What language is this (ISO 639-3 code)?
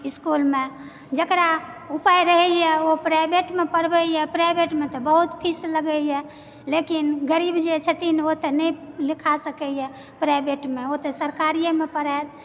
mai